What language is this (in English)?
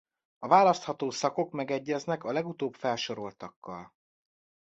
Hungarian